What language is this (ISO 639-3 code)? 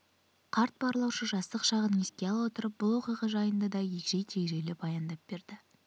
kaz